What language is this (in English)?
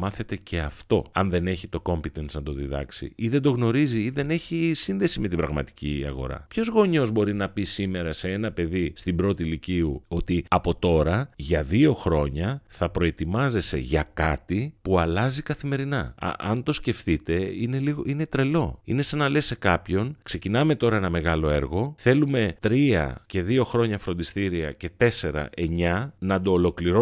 Greek